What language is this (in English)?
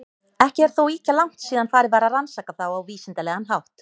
Icelandic